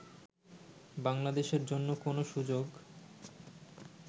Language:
Bangla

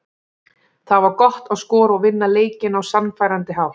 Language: Icelandic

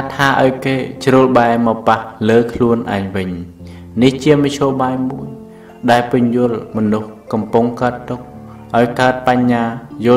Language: Thai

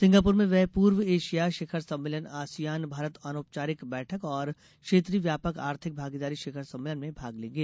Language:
Hindi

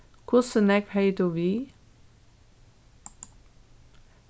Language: Faroese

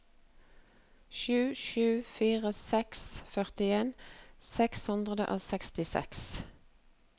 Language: Norwegian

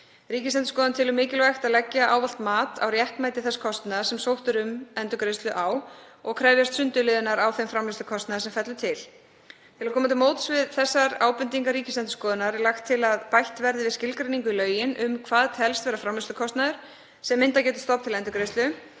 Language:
Icelandic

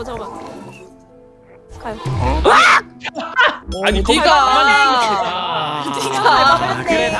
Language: Korean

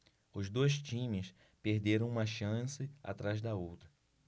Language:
Portuguese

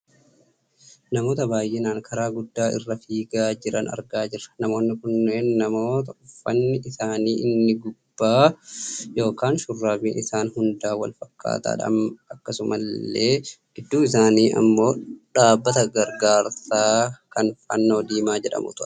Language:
Oromo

